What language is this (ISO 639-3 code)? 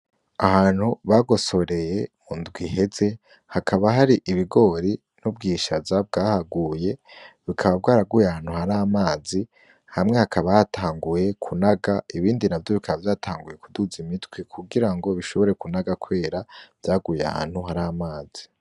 run